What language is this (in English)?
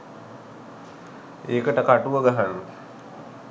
Sinhala